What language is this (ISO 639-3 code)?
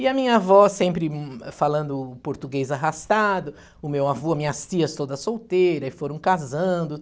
por